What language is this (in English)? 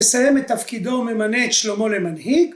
Hebrew